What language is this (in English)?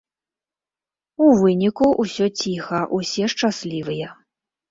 Belarusian